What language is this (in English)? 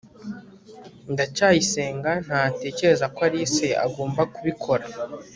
Kinyarwanda